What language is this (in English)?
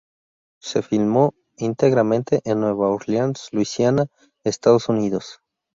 Spanish